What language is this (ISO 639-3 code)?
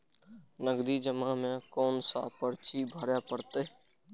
mai